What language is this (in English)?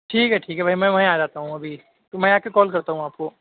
Urdu